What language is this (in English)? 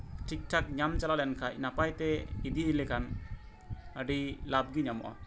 Santali